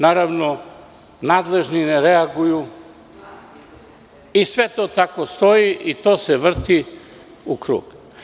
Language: Serbian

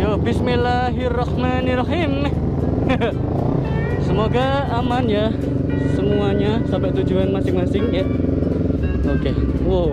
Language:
Indonesian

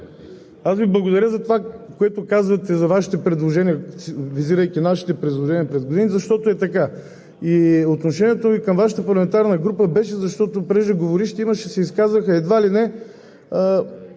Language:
Bulgarian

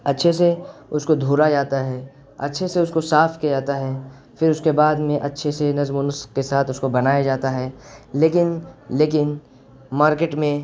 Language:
Urdu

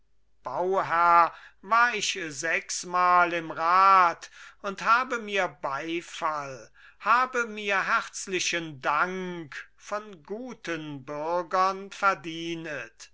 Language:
German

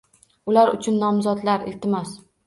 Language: Uzbek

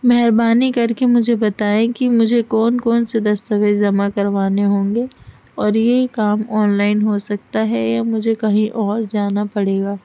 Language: Urdu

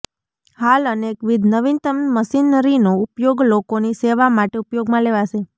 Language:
Gujarati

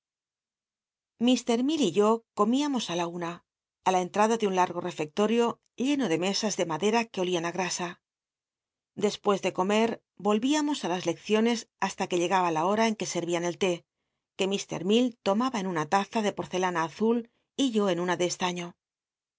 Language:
Spanish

